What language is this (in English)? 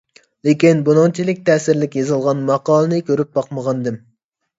Uyghur